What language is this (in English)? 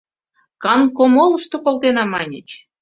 Mari